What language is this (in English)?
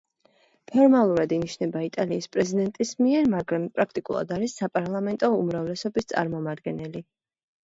Georgian